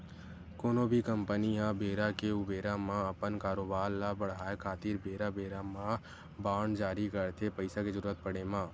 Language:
Chhattisgarhi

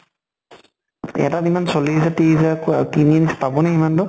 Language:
Assamese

